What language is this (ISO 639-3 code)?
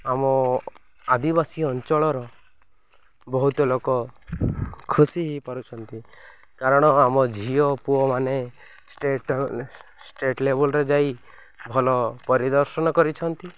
ori